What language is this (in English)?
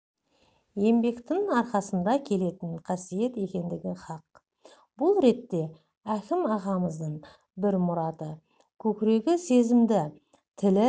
Kazakh